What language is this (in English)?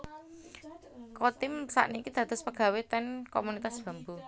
Javanese